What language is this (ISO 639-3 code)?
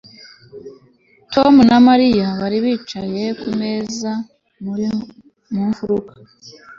kin